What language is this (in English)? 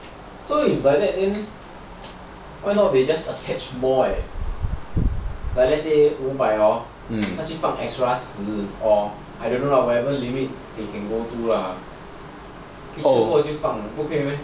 English